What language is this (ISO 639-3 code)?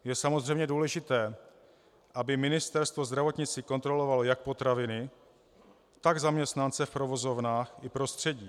ces